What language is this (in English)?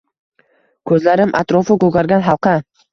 Uzbek